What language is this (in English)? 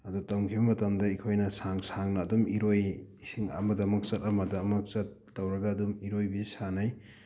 Manipuri